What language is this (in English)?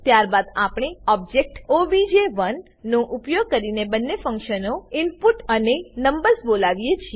Gujarati